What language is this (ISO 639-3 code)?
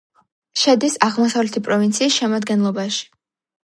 kat